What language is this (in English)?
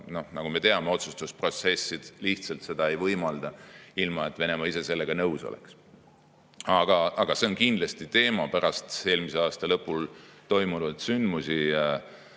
Estonian